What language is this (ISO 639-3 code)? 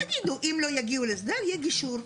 heb